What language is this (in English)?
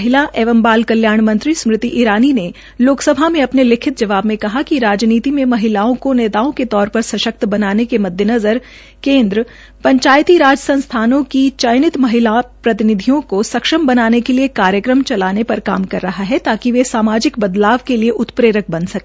Hindi